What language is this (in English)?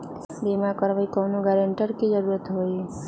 Magahi